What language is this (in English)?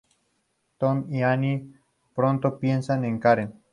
Spanish